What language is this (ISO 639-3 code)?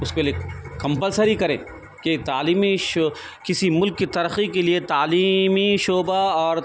urd